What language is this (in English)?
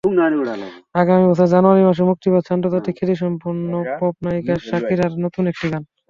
Bangla